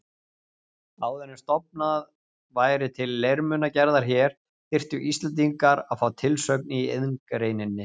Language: Icelandic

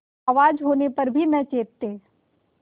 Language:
Hindi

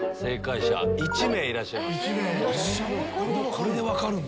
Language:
Japanese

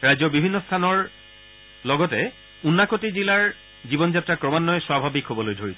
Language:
Assamese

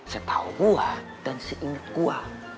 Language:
Indonesian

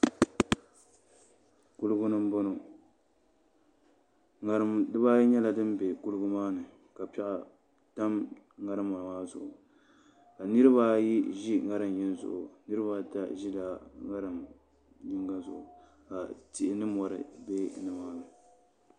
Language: Dagbani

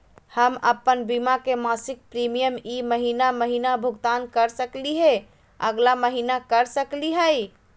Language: Magahi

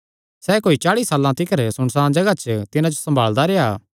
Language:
Kangri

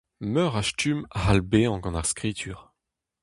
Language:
Breton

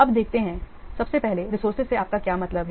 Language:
Hindi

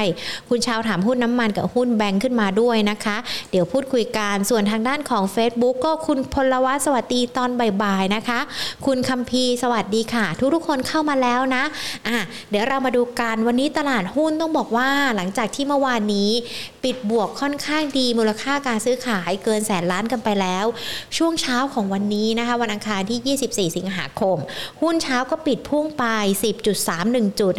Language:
Thai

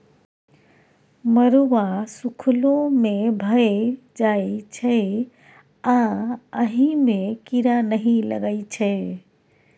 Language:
Maithili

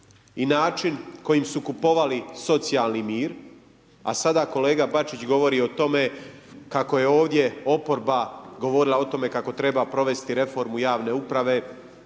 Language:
Croatian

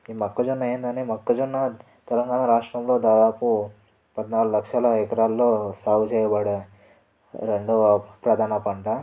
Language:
Telugu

